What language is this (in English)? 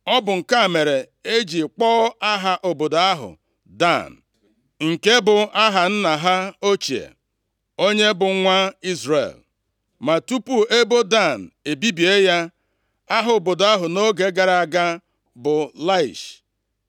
Igbo